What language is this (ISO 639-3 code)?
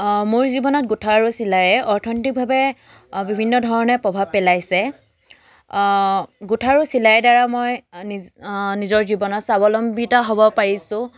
asm